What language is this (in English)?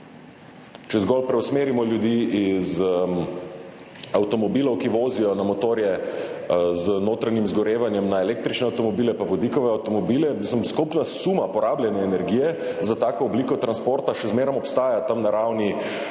Slovenian